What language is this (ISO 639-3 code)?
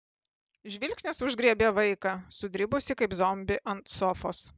lit